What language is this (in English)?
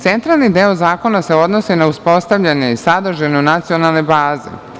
Serbian